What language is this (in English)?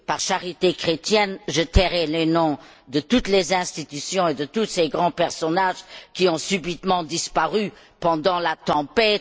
French